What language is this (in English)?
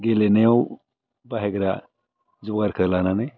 Bodo